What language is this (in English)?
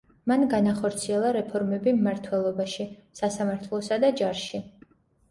Georgian